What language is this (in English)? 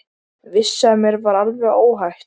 Icelandic